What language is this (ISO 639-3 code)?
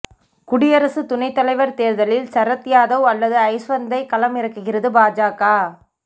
tam